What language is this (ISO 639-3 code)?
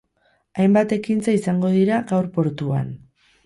eus